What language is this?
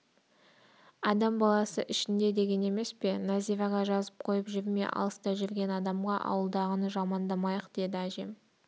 Kazakh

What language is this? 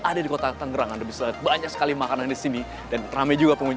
Indonesian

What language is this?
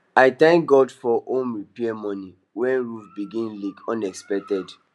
Nigerian Pidgin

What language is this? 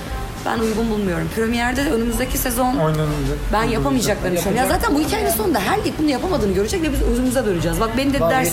Turkish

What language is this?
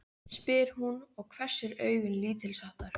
Icelandic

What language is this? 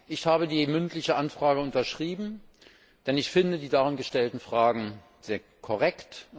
German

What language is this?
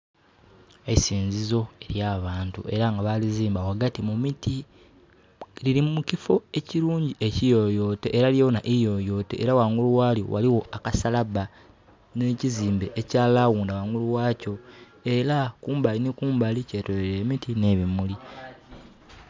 Soga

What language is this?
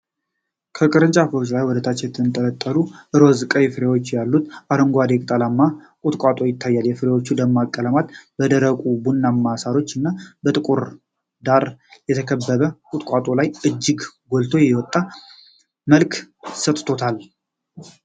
Amharic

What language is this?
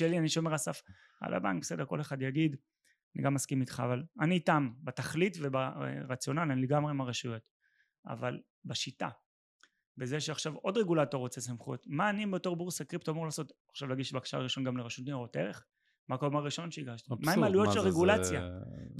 Hebrew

